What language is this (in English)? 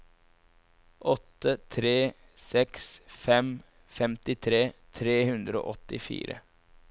Norwegian